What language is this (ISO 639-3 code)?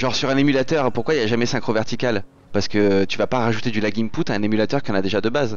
fra